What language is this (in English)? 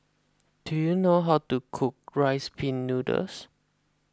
English